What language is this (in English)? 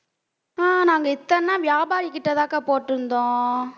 Tamil